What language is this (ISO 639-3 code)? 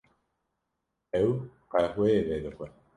kur